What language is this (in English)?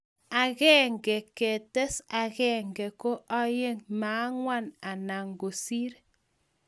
Kalenjin